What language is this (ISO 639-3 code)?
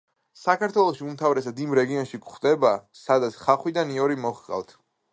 kat